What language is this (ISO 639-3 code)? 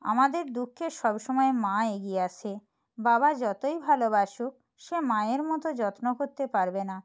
ben